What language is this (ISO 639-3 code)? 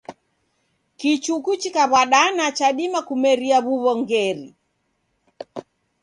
dav